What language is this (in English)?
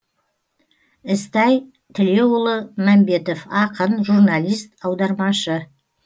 Kazakh